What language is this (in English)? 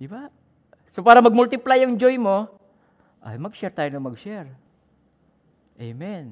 Filipino